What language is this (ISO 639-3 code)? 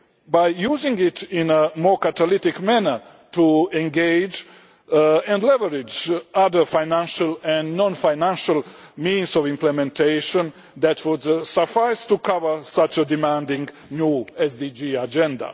eng